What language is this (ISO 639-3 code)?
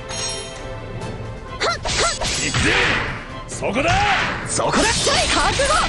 jpn